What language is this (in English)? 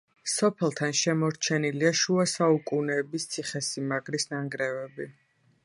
Georgian